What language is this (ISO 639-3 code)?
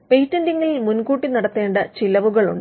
mal